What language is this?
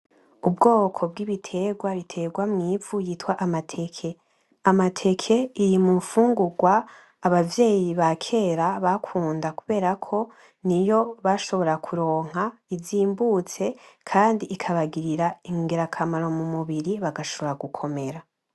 Rundi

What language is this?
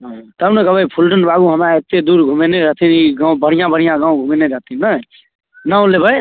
Maithili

